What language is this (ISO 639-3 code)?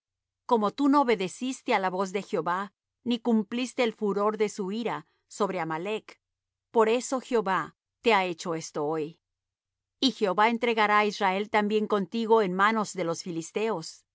spa